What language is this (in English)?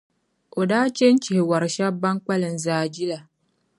Dagbani